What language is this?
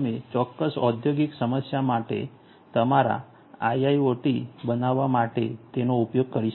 Gujarati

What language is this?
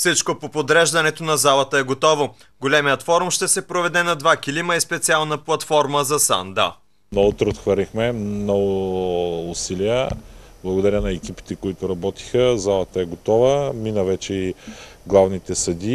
Bulgarian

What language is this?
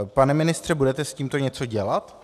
Czech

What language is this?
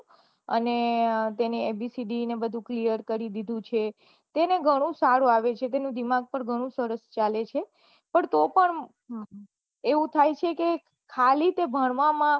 Gujarati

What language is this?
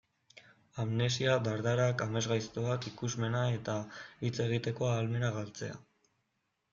Basque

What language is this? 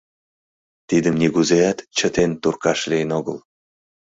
Mari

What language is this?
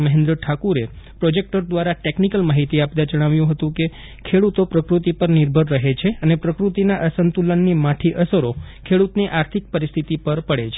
Gujarati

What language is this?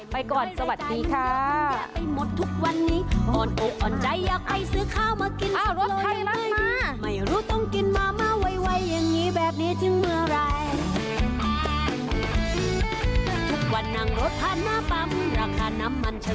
Thai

